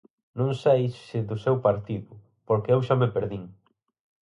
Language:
Galician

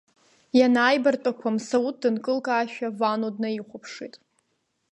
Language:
Abkhazian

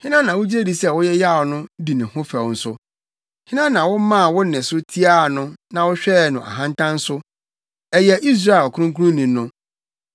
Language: Akan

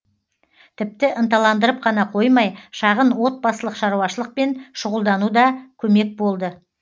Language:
Kazakh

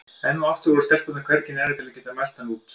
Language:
Icelandic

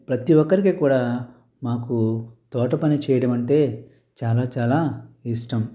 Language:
Telugu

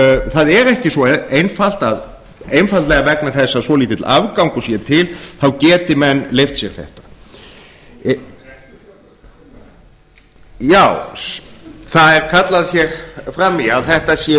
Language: Icelandic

